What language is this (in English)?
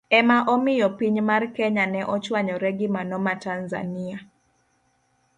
Luo (Kenya and Tanzania)